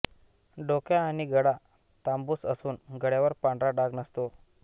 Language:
Marathi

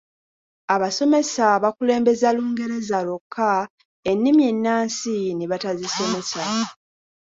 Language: Ganda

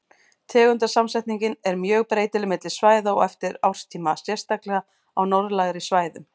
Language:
Icelandic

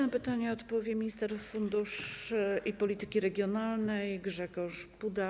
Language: Polish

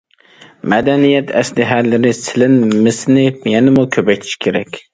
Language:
Uyghur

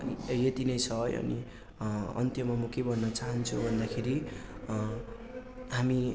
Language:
Nepali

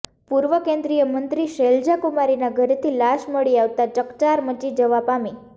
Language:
Gujarati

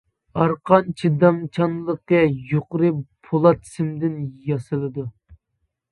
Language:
Uyghur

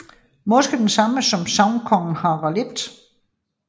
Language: Danish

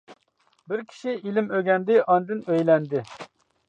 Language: Uyghur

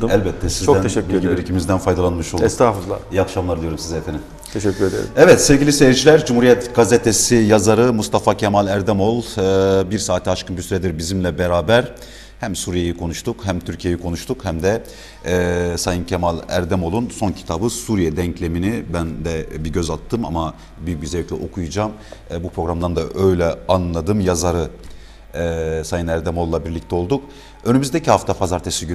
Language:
Turkish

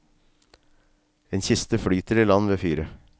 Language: Norwegian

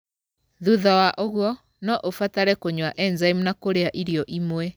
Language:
Kikuyu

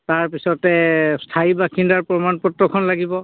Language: Assamese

